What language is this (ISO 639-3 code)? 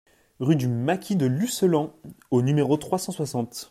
fra